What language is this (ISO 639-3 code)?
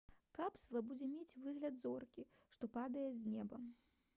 bel